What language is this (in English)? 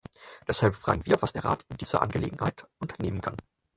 German